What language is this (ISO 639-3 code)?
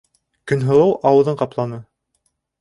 bak